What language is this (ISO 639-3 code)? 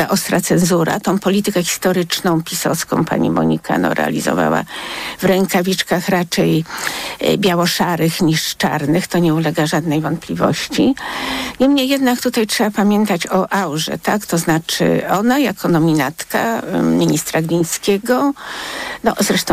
pol